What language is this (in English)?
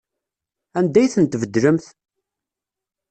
Kabyle